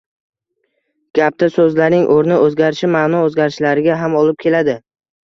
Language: Uzbek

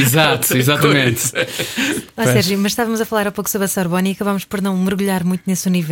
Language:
Portuguese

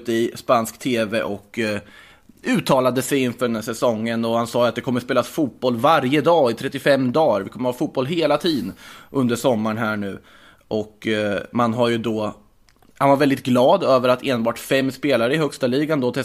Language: Swedish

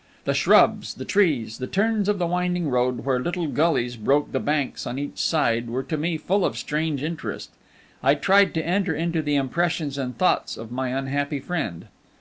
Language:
English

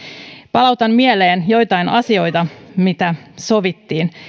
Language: Finnish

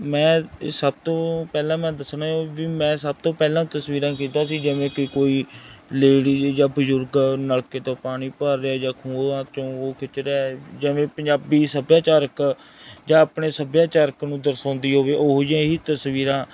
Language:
Punjabi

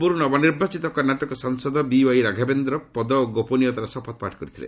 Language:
Odia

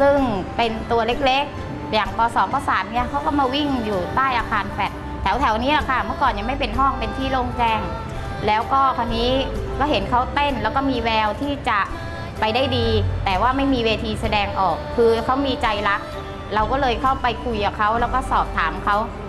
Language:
Thai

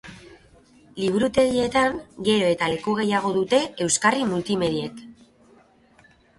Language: Basque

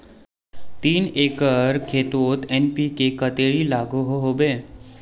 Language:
Magahi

